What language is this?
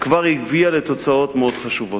Hebrew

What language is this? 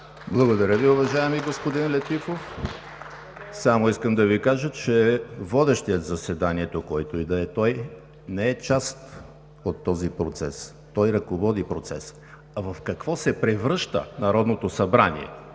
Bulgarian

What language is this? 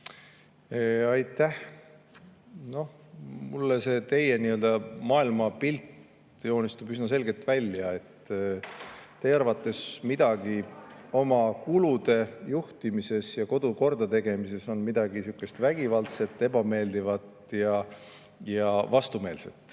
Estonian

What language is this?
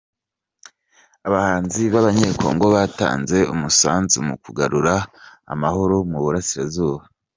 Kinyarwanda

